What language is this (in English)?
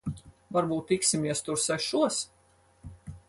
Latvian